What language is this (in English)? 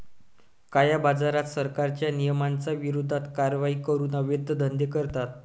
Marathi